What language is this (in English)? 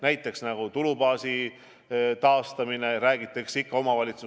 Estonian